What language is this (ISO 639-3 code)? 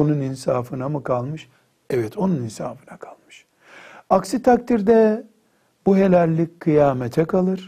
tur